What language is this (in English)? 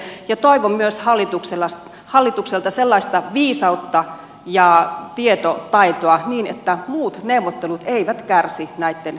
Finnish